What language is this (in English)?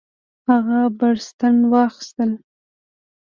Pashto